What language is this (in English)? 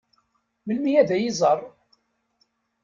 Kabyle